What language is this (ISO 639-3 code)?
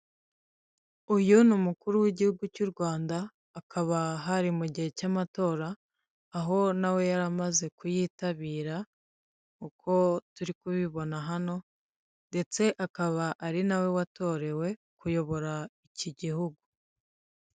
kin